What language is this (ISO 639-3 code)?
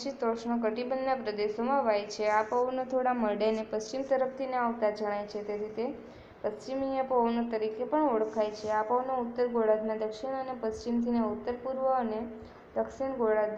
ron